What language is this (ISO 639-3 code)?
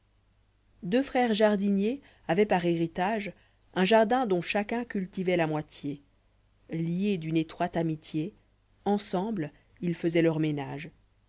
fra